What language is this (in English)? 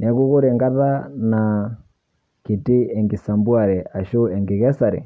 Masai